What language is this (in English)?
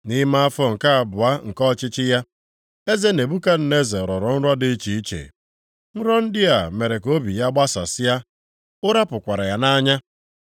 Igbo